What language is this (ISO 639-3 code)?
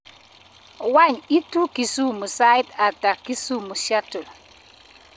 kln